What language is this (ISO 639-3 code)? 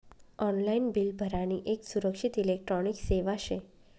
mar